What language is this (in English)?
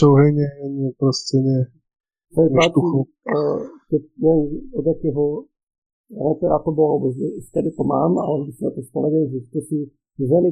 Slovak